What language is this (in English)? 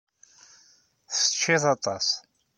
Kabyle